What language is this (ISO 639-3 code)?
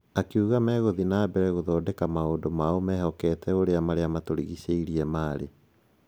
kik